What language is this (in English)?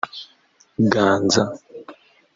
Kinyarwanda